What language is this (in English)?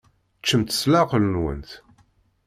Kabyle